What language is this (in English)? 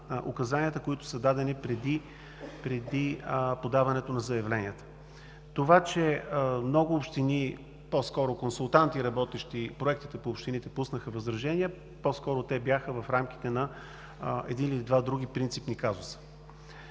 Bulgarian